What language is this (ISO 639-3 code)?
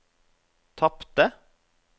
nor